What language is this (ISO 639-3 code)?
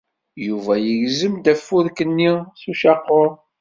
kab